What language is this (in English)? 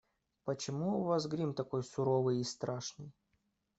Russian